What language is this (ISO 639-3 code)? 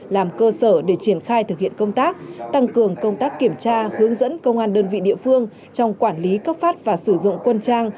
vie